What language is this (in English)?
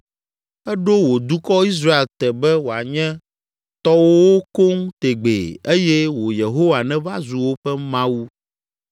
Ewe